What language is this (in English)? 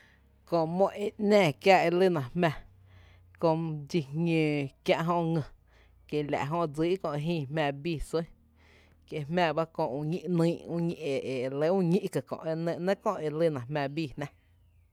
Tepinapa Chinantec